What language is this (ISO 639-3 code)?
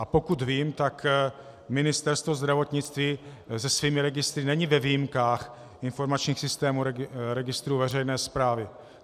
ces